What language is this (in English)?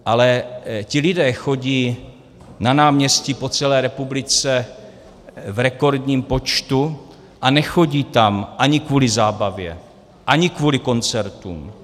Czech